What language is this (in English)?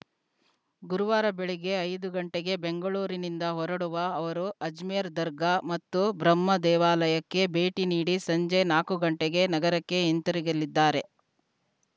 Kannada